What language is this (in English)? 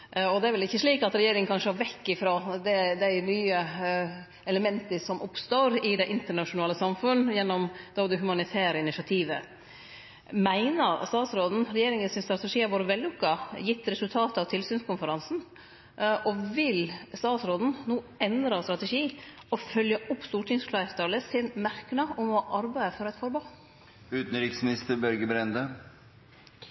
Norwegian Nynorsk